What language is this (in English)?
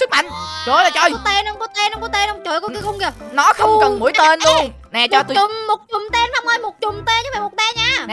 Vietnamese